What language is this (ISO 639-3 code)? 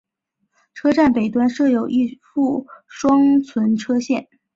zho